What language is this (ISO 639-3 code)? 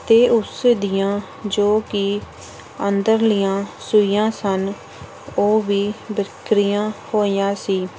pan